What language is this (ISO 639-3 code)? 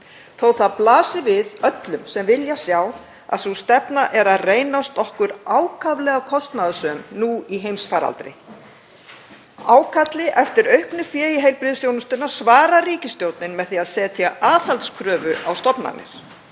isl